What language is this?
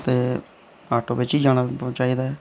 Dogri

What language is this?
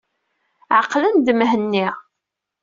Kabyle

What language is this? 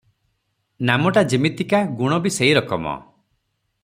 Odia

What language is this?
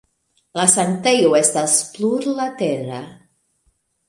Esperanto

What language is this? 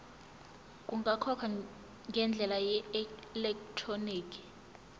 Zulu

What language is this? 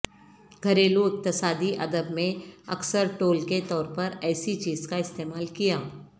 Urdu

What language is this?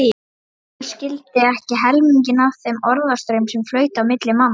Icelandic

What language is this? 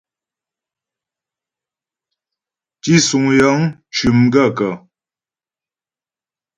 Ghomala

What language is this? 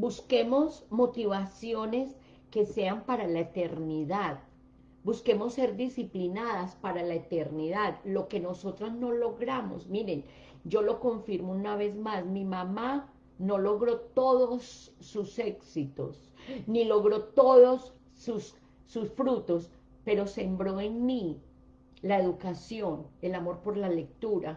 Spanish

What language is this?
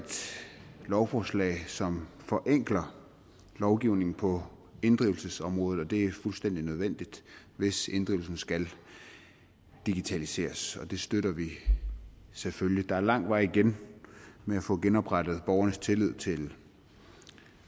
Danish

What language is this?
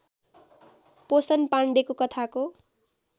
Nepali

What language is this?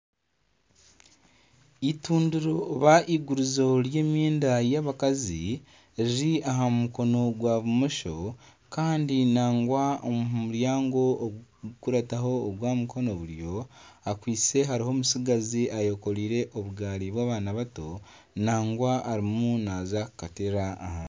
Nyankole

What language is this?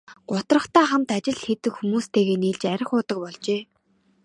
Mongolian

